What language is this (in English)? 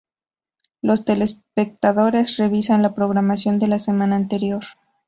Spanish